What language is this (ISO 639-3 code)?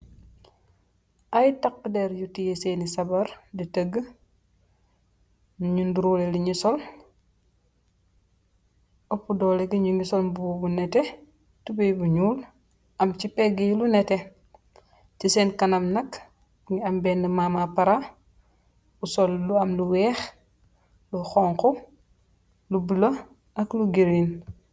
wol